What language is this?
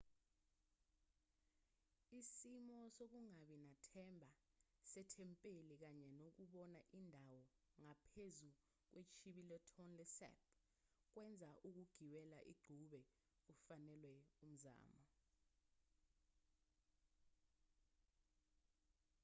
Zulu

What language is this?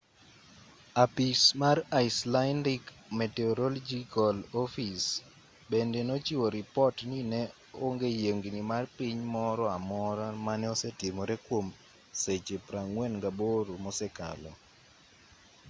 Luo (Kenya and Tanzania)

